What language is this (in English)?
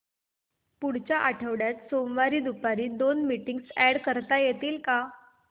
Marathi